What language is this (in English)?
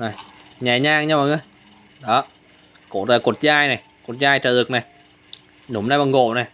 Vietnamese